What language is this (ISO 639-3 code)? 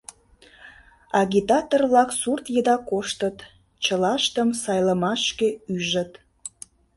chm